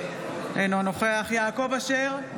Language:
Hebrew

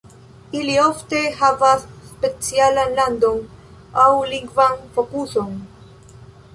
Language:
Esperanto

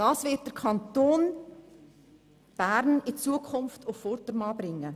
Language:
Swiss German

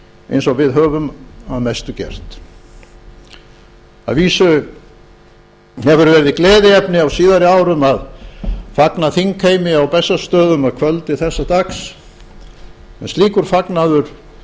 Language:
Icelandic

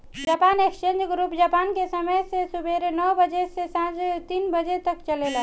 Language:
Bhojpuri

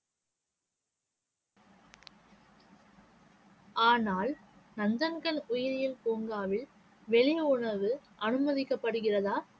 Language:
Tamil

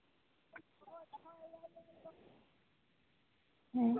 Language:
Santali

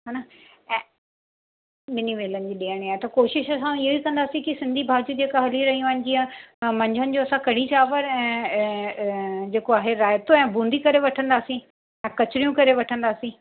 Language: Sindhi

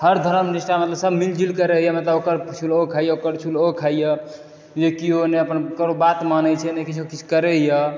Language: Maithili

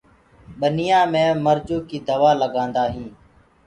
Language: Gurgula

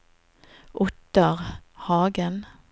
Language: Norwegian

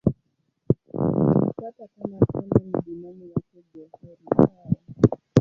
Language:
Swahili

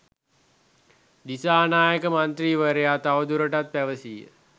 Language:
Sinhala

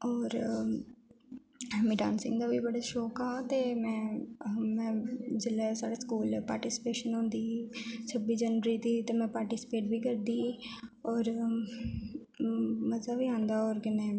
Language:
Dogri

